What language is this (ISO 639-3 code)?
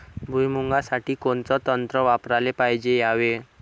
mar